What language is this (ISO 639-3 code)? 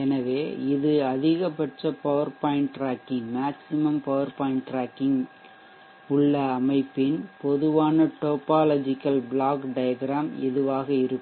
tam